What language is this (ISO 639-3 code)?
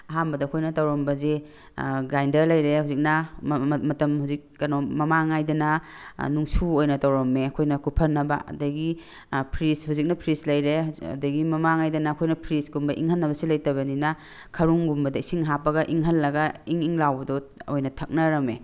mni